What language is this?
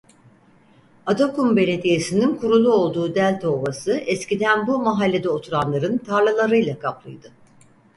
Turkish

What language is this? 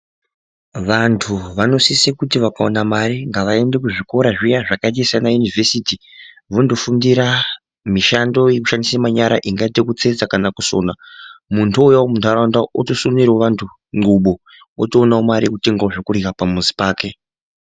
Ndau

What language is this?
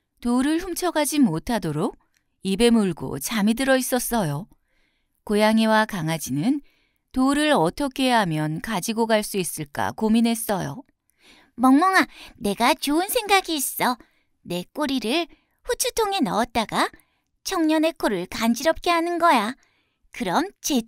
Korean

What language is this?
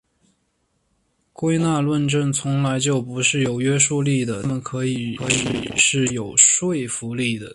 Chinese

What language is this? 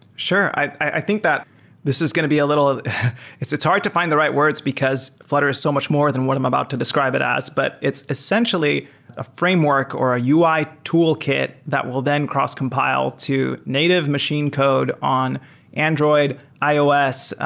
English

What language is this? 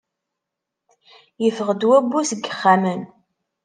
Kabyle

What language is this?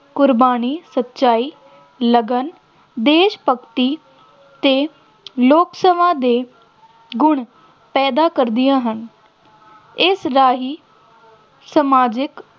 Punjabi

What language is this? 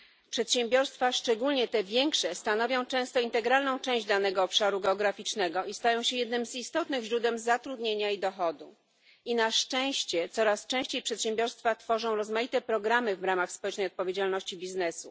Polish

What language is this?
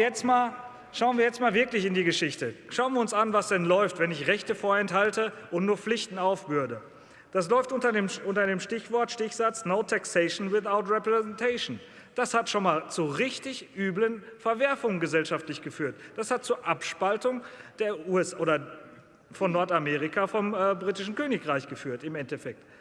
German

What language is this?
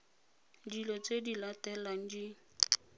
Tswana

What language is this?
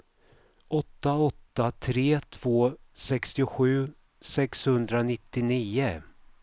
Swedish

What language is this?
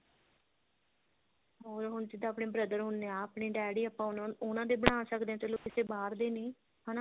Punjabi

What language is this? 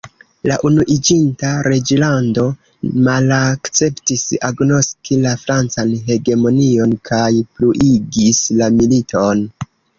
Esperanto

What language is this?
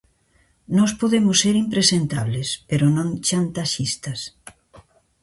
Galician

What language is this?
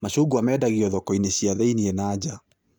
Kikuyu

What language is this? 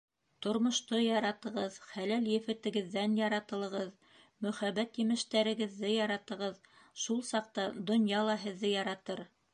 Bashkir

